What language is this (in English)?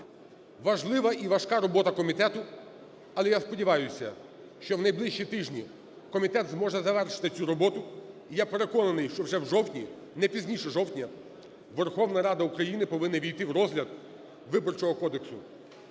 Ukrainian